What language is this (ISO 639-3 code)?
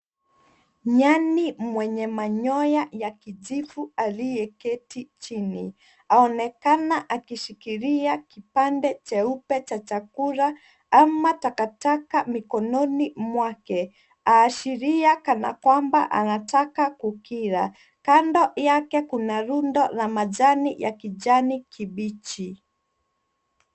swa